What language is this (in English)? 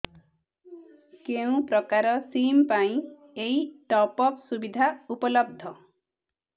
Odia